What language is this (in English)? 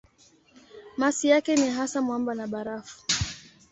Swahili